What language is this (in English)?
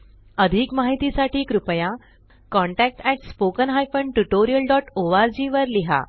Marathi